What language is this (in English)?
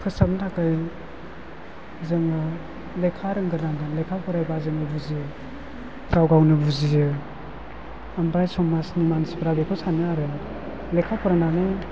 Bodo